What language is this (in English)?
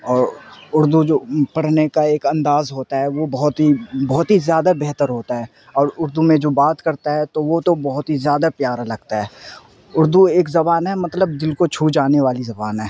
Urdu